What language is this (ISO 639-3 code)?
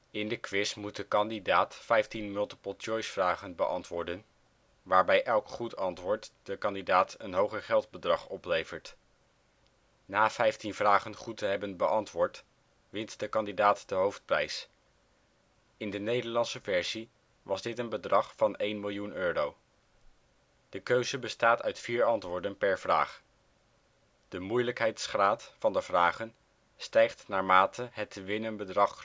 nld